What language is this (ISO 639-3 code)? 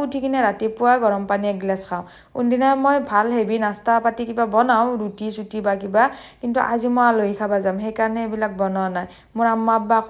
ara